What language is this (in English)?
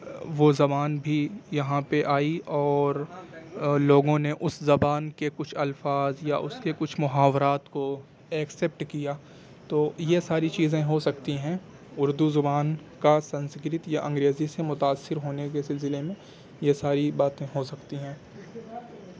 Urdu